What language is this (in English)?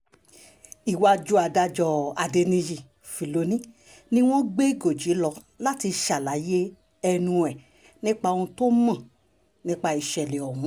Yoruba